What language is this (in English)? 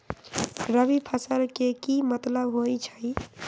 Magahi